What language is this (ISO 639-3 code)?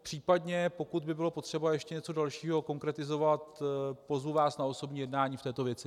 ces